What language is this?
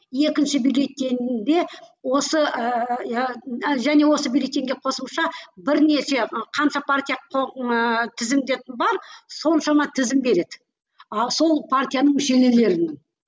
Kazakh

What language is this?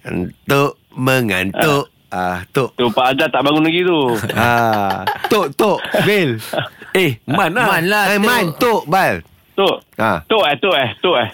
Malay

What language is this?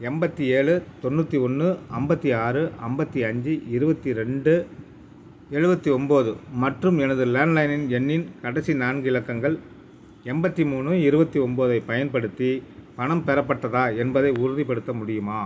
Tamil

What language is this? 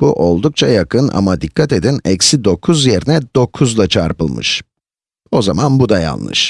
Turkish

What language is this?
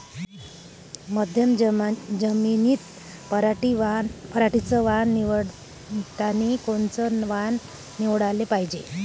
Marathi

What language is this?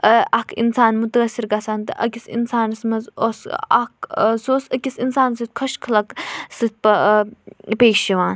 Kashmiri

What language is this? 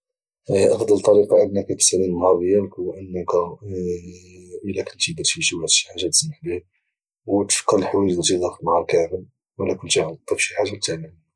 Moroccan Arabic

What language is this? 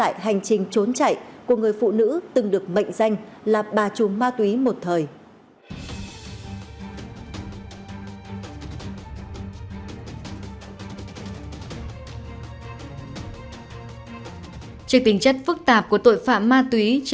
Vietnamese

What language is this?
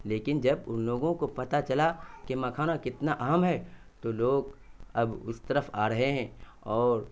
Urdu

